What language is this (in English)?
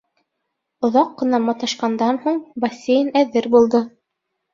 Bashkir